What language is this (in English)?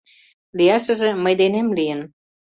Mari